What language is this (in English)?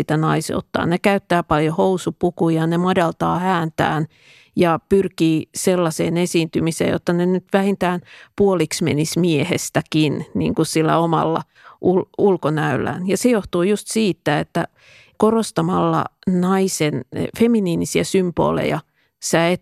Finnish